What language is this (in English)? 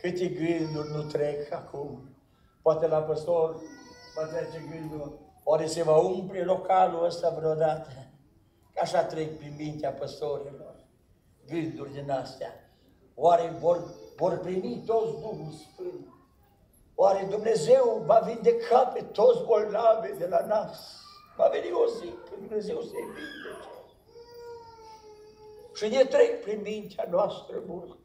Romanian